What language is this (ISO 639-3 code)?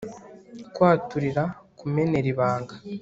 kin